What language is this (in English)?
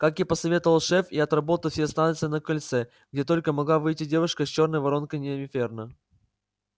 Russian